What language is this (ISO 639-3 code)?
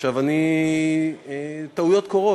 heb